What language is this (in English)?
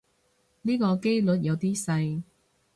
Cantonese